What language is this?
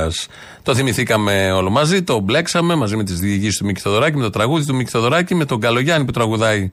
Greek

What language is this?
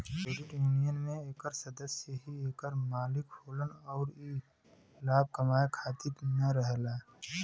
Bhojpuri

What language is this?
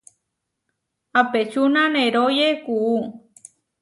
Huarijio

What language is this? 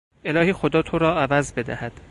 Persian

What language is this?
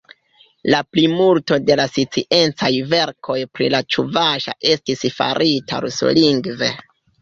Esperanto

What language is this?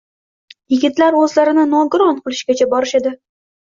Uzbek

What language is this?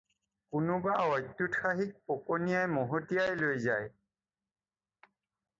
Assamese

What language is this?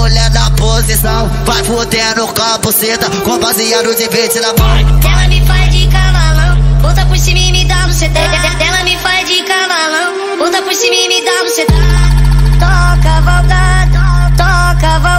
Romanian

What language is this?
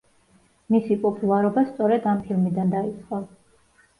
Georgian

